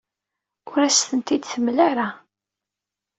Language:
Kabyle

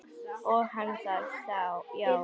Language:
Icelandic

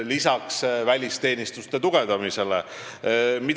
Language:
Estonian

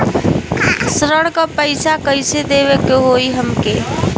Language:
Bhojpuri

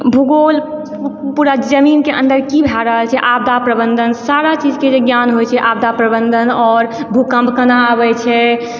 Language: Maithili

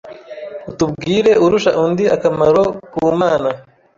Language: Kinyarwanda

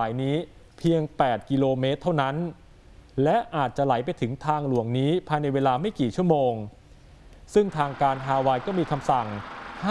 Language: Thai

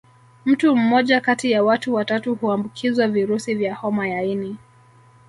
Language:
Swahili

